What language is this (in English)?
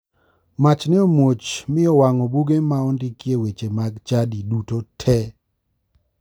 Luo (Kenya and Tanzania)